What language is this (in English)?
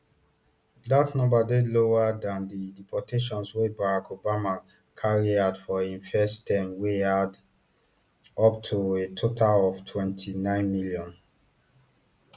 Nigerian Pidgin